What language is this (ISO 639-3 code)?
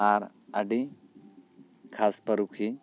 sat